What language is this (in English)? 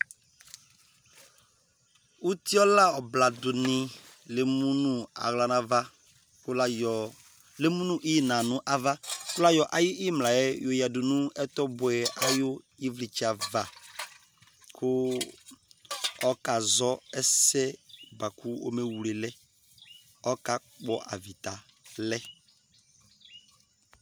Ikposo